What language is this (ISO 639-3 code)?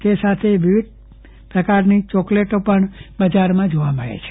guj